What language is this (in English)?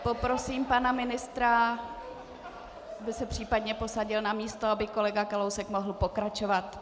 Czech